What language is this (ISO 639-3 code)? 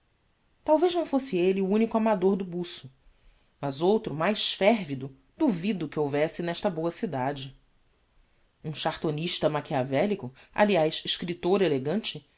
por